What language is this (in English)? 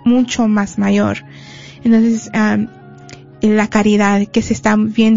Spanish